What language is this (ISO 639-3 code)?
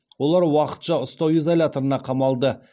kaz